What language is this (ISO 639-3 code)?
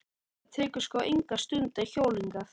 isl